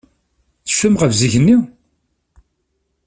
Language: Kabyle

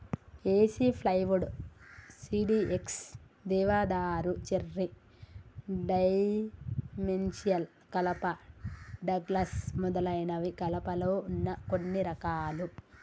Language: Telugu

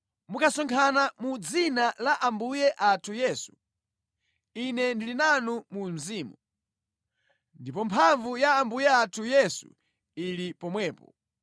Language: Nyanja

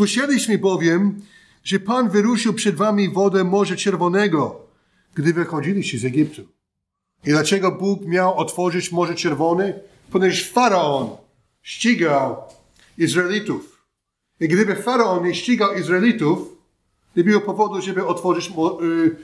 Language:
Polish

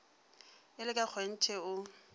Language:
Northern Sotho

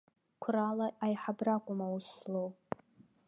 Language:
Abkhazian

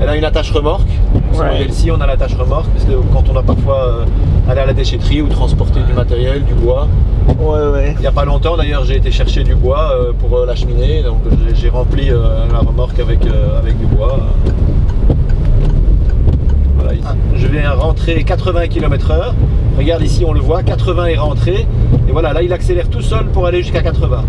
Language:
French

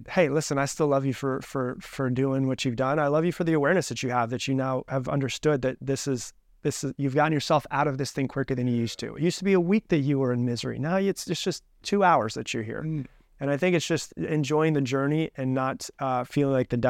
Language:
English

